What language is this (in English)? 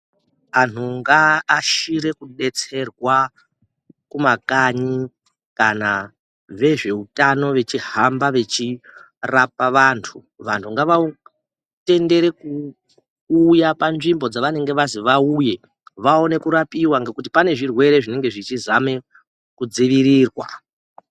Ndau